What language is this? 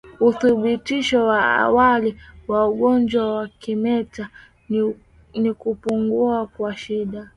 Swahili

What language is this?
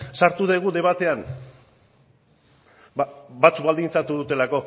Basque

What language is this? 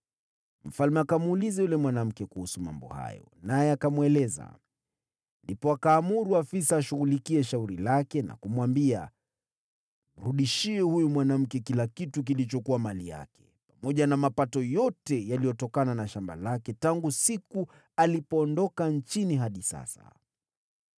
Swahili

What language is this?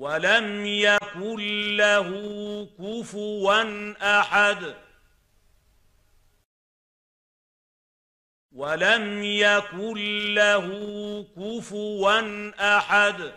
Arabic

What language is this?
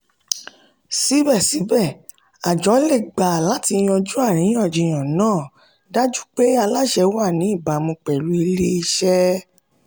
Yoruba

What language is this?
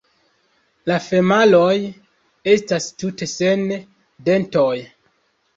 Esperanto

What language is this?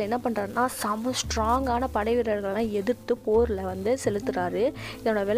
Tamil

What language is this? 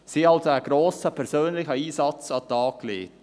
Swiss German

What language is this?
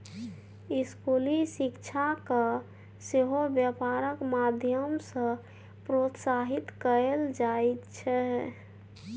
Maithili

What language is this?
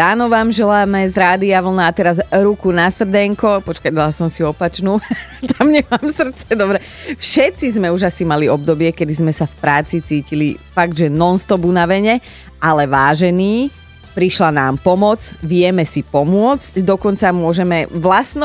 Slovak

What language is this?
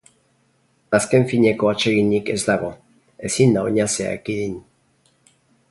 Basque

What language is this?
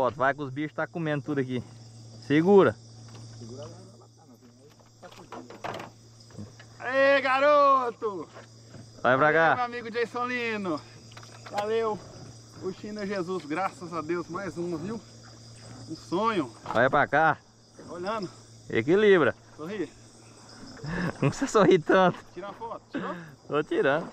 Portuguese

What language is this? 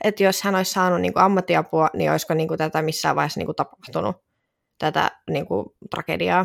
Finnish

